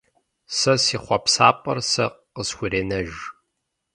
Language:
Kabardian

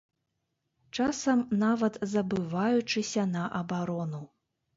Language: Belarusian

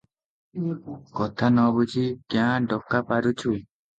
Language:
Odia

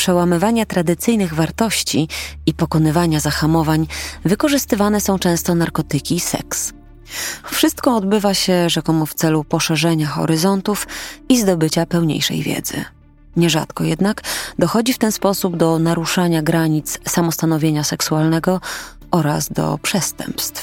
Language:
Polish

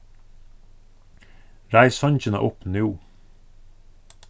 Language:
Faroese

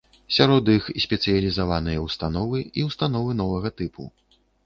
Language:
Belarusian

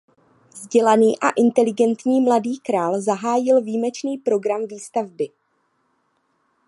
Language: Czech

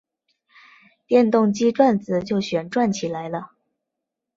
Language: Chinese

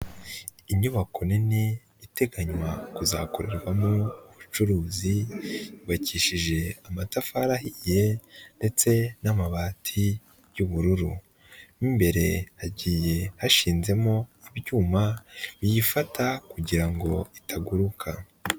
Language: Kinyarwanda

